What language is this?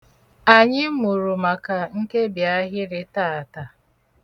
Igbo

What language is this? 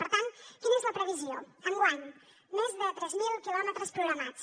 Catalan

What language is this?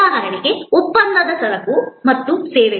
Kannada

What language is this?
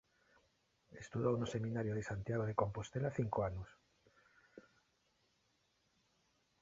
Galician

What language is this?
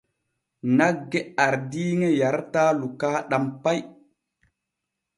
Borgu Fulfulde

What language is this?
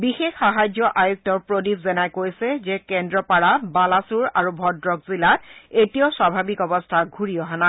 Assamese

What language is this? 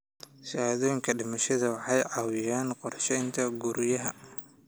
Somali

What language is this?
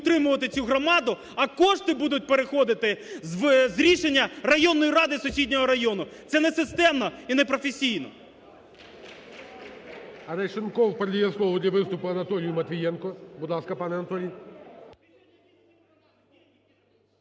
Ukrainian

